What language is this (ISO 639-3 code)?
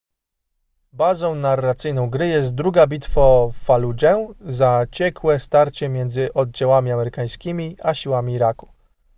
pol